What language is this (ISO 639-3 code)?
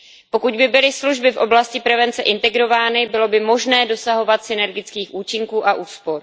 ces